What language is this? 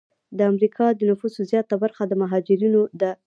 Pashto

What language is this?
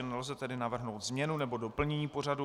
Czech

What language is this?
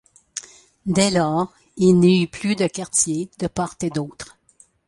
French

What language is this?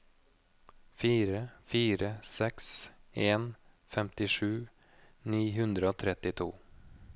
Norwegian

